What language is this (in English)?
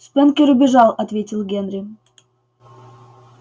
Russian